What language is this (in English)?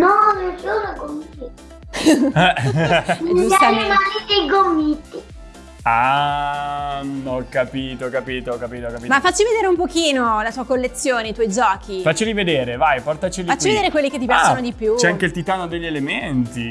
Italian